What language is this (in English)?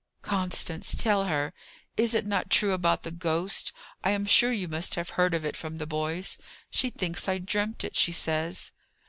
English